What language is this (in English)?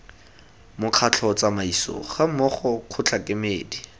Tswana